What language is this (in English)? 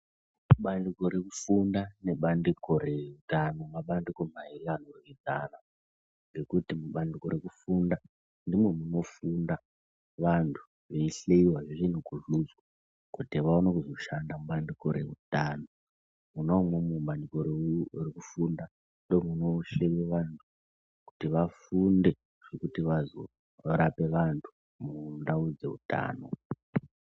Ndau